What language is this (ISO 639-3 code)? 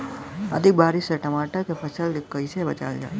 bho